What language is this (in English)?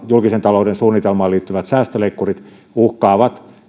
Finnish